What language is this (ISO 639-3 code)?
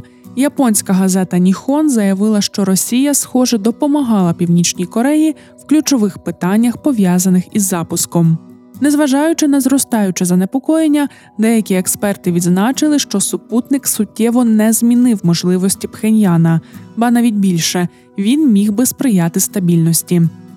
ukr